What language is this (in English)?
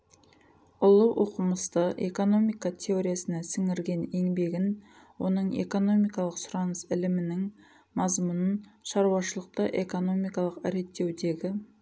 Kazakh